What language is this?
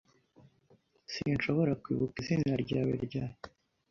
Kinyarwanda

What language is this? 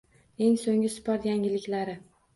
Uzbek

